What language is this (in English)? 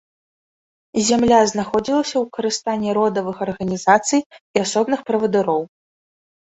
Belarusian